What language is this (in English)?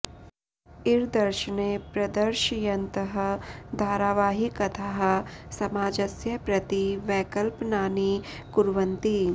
Sanskrit